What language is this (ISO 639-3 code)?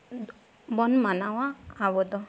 sat